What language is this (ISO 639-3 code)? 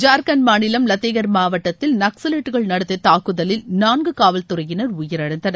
tam